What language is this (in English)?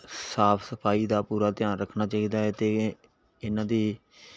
Punjabi